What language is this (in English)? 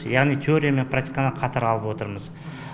Kazakh